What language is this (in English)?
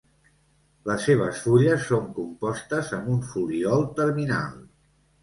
Catalan